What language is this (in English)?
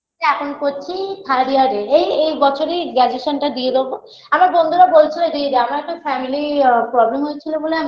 Bangla